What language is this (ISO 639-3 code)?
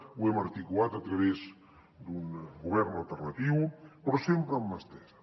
cat